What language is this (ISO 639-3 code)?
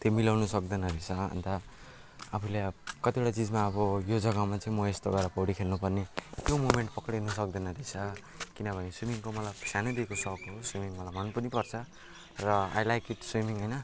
nep